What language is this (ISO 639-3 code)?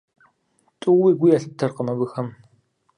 kbd